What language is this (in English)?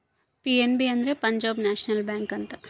Kannada